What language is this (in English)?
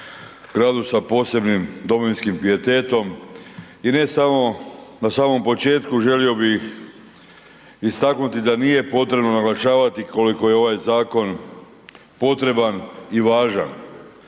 Croatian